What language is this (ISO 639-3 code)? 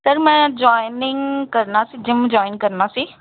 pan